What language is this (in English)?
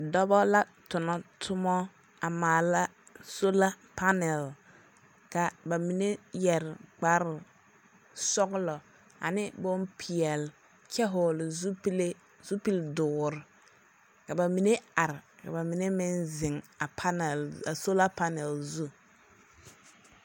Southern Dagaare